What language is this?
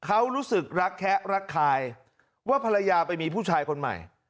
Thai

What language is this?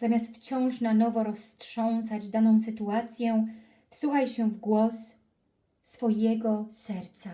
Polish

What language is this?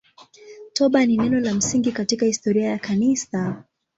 Swahili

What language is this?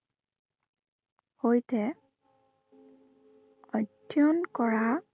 Assamese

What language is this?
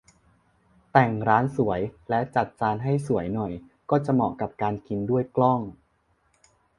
Thai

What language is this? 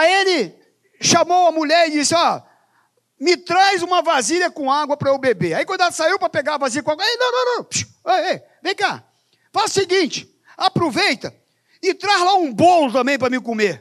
Portuguese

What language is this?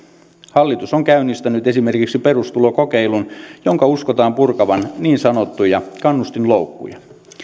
Finnish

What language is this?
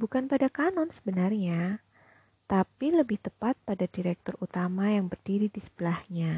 Indonesian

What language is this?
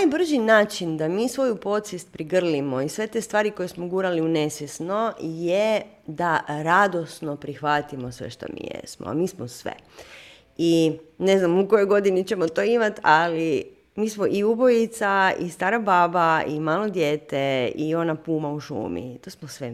Croatian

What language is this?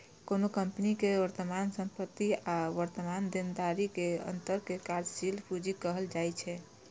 Maithili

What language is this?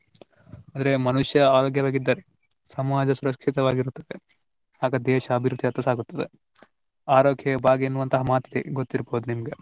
Kannada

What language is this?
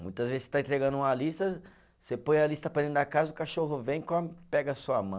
Portuguese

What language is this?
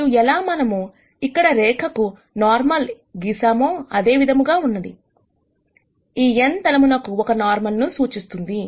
Telugu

